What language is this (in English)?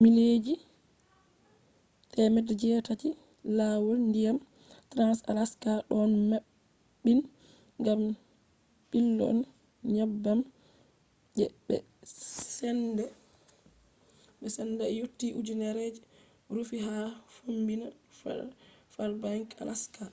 Fula